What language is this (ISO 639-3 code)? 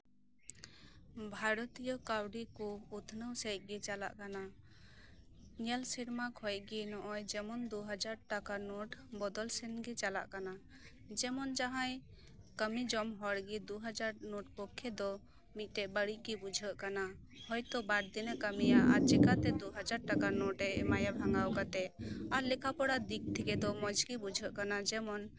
sat